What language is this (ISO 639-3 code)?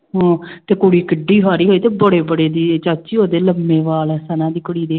pan